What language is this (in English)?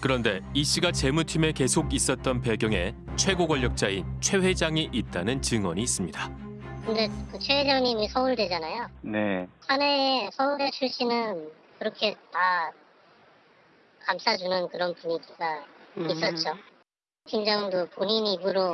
Korean